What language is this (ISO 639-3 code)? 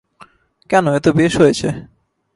ben